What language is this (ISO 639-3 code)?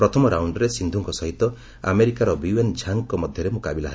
ori